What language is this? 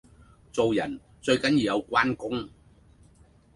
Cantonese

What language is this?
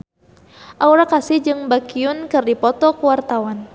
Sundanese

